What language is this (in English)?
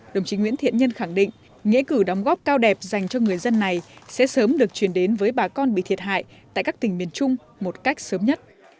Vietnamese